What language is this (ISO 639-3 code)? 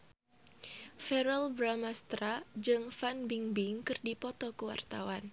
sun